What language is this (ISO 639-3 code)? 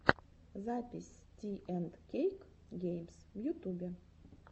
rus